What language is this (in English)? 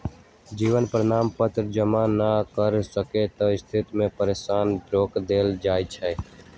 Magahi